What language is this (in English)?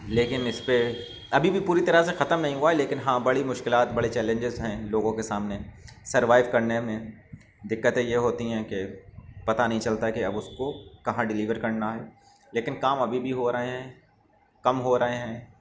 Urdu